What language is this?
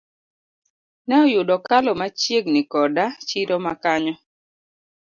Luo (Kenya and Tanzania)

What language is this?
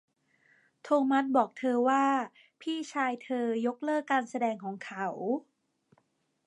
Thai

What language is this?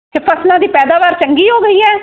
Punjabi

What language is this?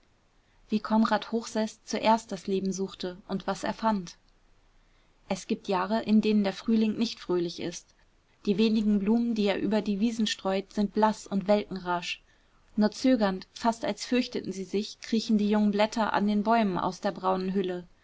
German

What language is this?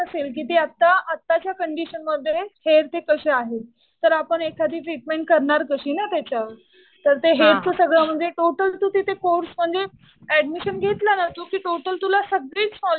Marathi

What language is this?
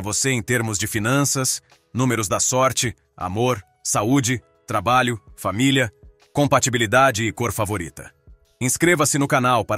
Portuguese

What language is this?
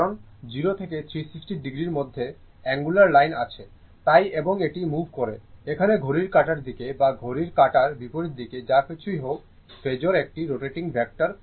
Bangla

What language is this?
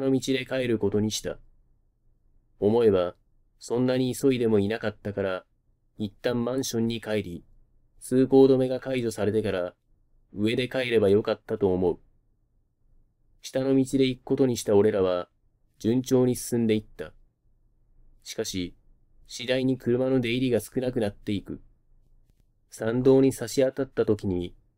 Japanese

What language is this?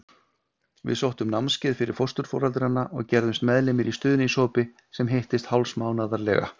Icelandic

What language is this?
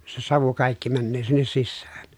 Finnish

